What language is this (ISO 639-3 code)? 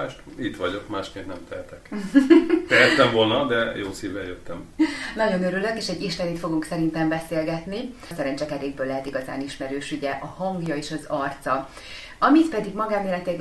hun